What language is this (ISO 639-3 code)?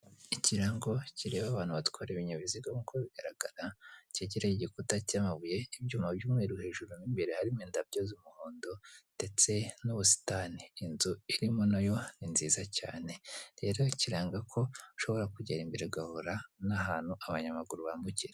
kin